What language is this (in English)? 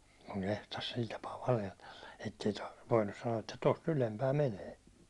Finnish